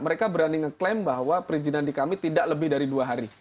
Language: Indonesian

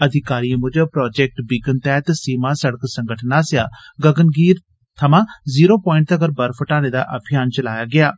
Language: Dogri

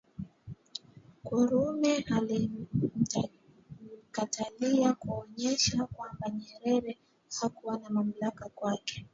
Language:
Swahili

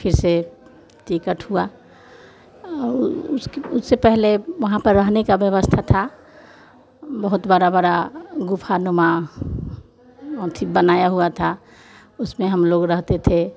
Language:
Hindi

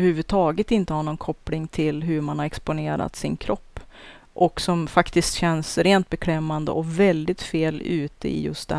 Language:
Swedish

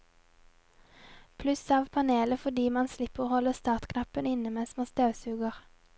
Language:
Norwegian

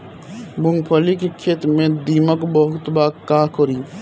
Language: Bhojpuri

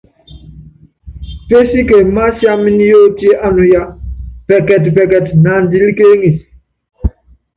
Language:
Yangben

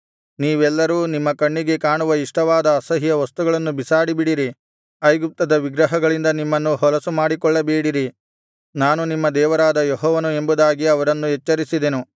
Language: Kannada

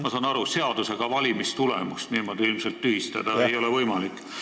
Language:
Estonian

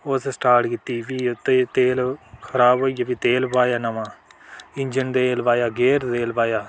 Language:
Dogri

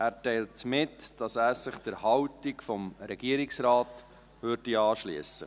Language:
Swiss German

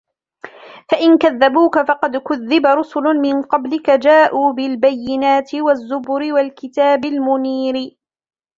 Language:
Arabic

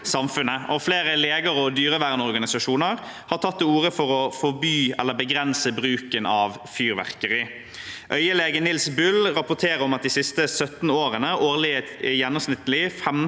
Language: Norwegian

